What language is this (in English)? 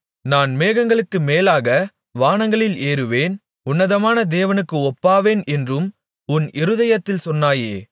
Tamil